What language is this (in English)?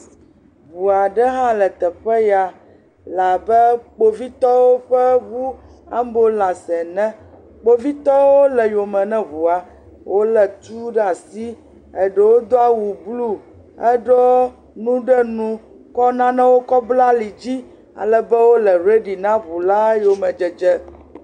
Ewe